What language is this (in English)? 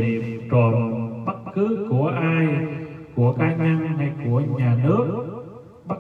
Vietnamese